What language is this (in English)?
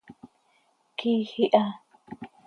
Seri